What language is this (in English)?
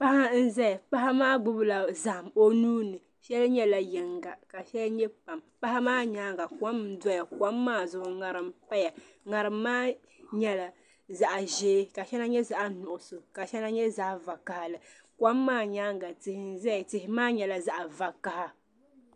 Dagbani